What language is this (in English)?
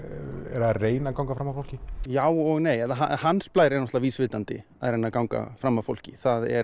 Icelandic